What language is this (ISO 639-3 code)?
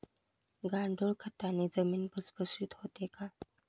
mar